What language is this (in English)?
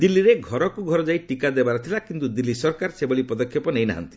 Odia